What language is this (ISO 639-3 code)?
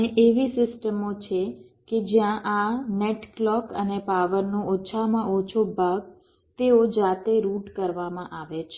guj